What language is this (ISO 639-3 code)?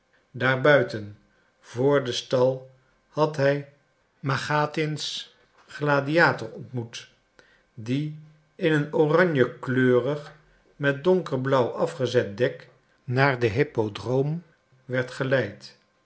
nld